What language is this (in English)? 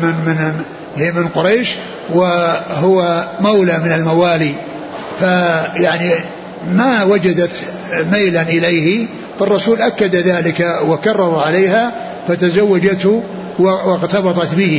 Arabic